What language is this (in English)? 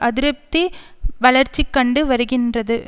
Tamil